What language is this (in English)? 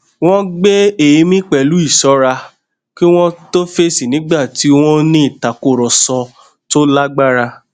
Yoruba